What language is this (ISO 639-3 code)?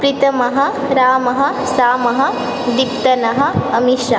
san